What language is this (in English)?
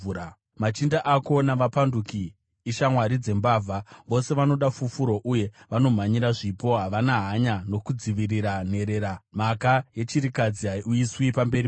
Shona